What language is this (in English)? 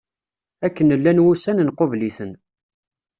Kabyle